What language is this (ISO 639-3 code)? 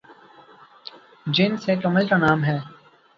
urd